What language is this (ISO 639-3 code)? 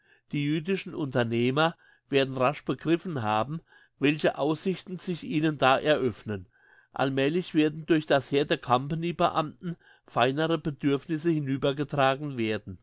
deu